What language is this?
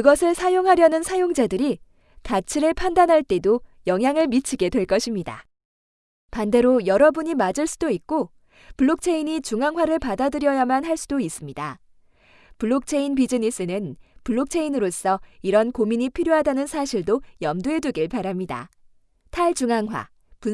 Korean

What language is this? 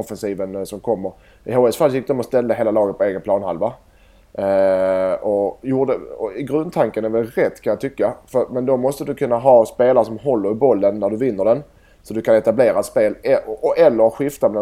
Swedish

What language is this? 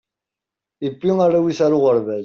Kabyle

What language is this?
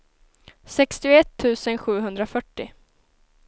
Swedish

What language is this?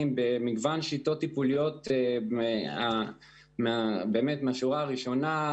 Hebrew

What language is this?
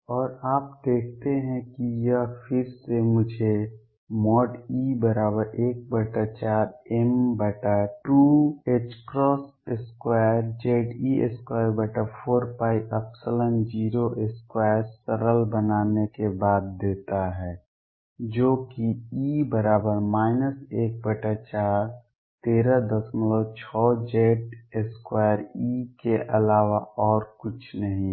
Hindi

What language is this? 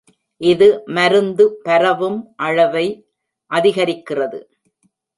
Tamil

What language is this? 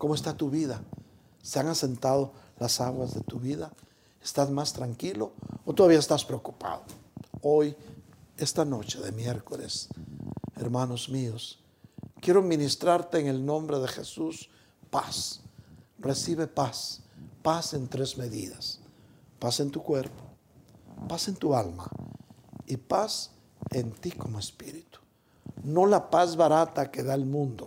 Spanish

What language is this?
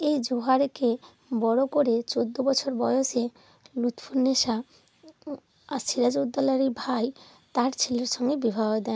Bangla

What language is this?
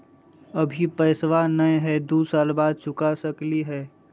Magahi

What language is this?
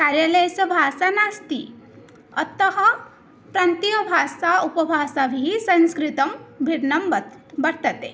Sanskrit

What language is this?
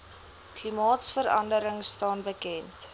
Afrikaans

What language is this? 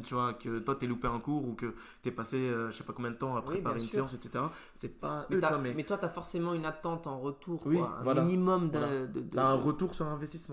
French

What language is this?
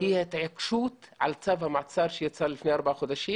Hebrew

